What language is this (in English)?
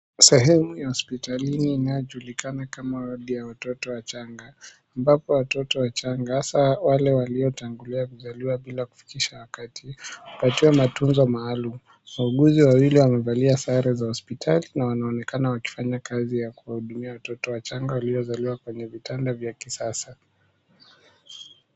Swahili